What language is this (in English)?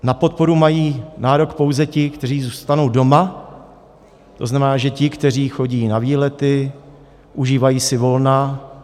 Czech